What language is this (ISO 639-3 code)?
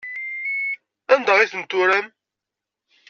kab